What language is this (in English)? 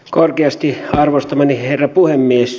Finnish